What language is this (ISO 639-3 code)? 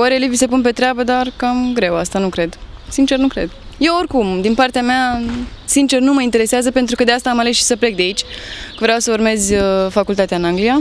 ron